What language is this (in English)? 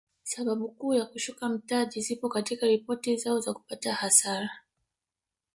Swahili